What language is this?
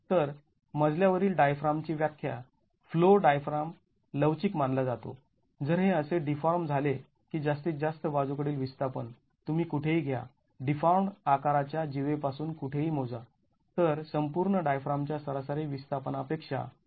Marathi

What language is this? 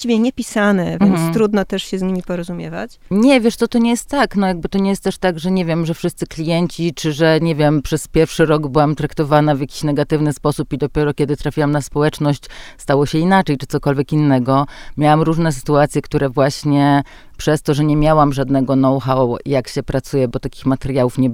Polish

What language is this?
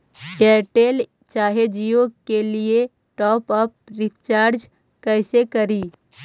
Magahi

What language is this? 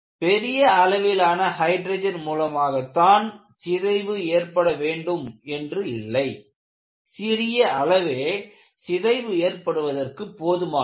Tamil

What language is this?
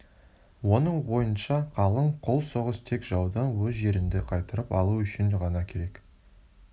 Kazakh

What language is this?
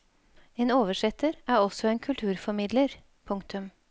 Norwegian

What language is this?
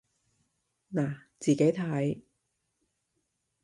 Cantonese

